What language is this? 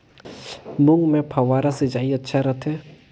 Chhattisgarhi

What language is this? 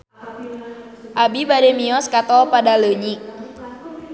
Sundanese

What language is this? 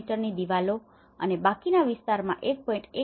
Gujarati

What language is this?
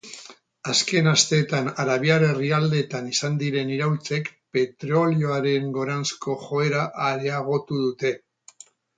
Basque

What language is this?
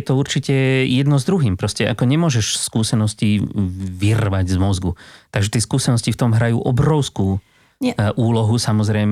Slovak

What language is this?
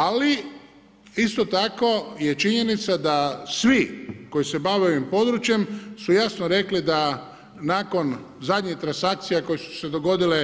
Croatian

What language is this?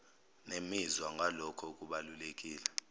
Zulu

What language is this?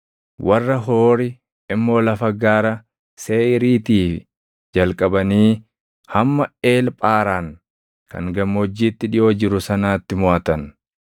Oromo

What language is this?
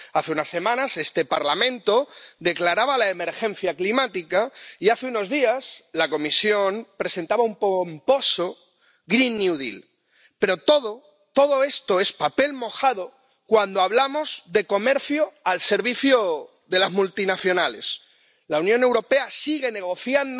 Spanish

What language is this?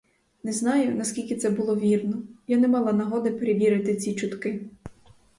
Ukrainian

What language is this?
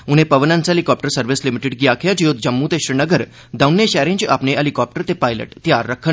Dogri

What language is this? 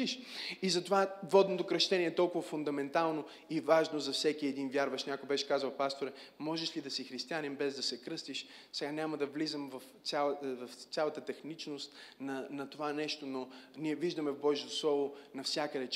Bulgarian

